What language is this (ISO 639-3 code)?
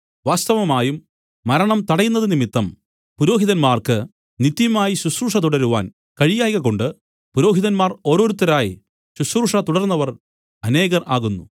mal